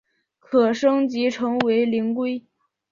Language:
Chinese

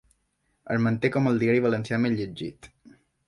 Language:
Catalan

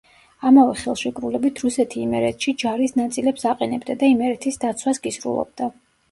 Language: Georgian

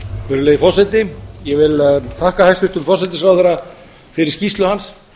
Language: Icelandic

